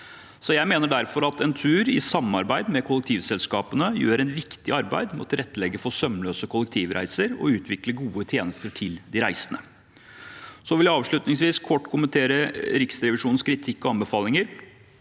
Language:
Norwegian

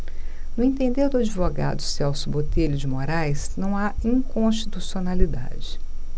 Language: Portuguese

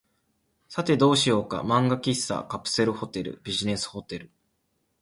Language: Japanese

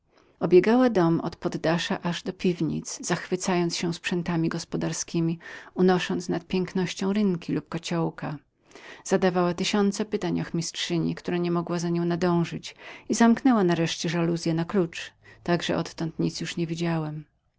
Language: Polish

